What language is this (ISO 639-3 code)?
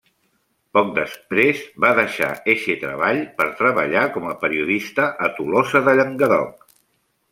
cat